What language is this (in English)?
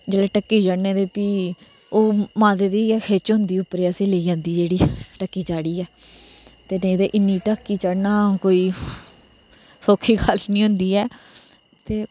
Dogri